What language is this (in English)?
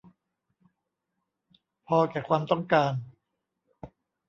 Thai